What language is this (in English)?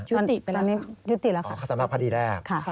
Thai